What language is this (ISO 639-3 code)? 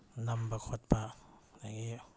mni